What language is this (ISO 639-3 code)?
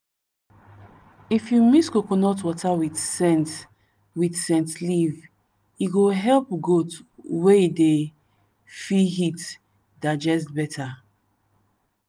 pcm